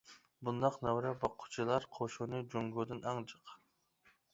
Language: Uyghur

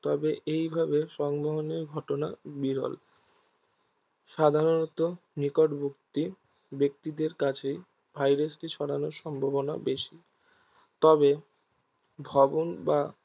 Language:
Bangla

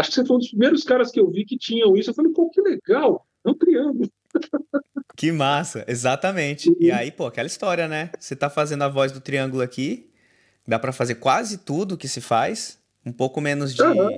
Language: Portuguese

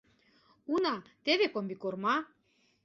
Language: Mari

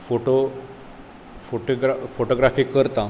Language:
Konkani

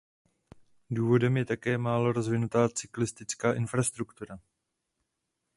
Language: Czech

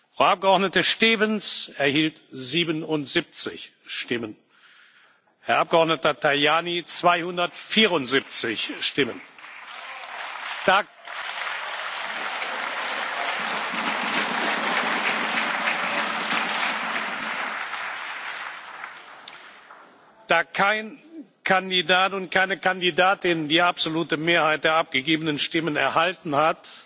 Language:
German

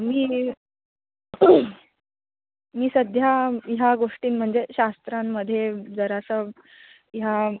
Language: Marathi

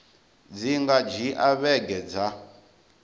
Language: Venda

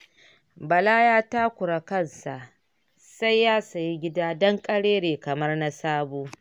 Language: Hausa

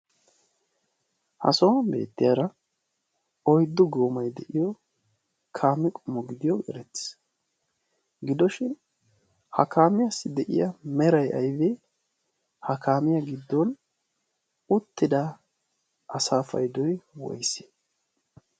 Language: Wolaytta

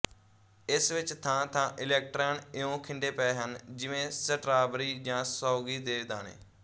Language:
Punjabi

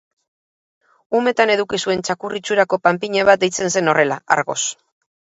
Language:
Basque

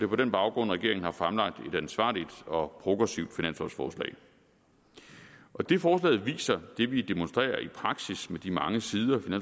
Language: Danish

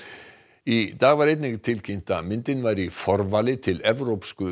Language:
Icelandic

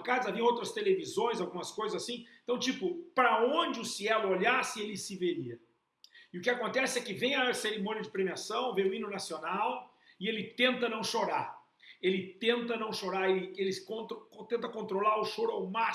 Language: Portuguese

